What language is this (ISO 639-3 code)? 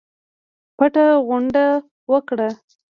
pus